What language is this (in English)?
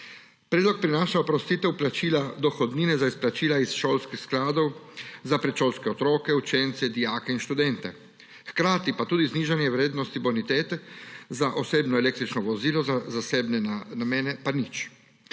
Slovenian